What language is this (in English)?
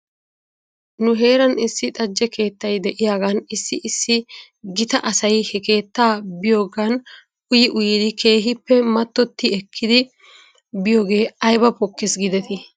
Wolaytta